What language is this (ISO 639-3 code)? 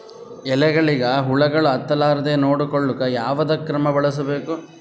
kan